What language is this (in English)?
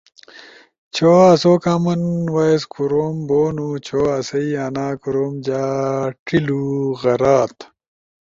Ushojo